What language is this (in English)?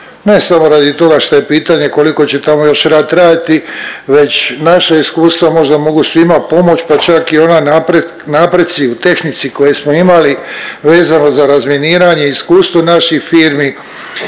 Croatian